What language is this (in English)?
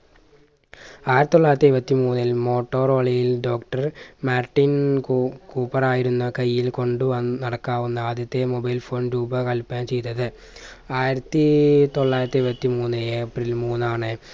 Malayalam